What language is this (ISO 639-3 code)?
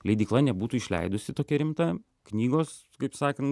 lit